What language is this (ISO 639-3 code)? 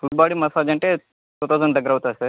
tel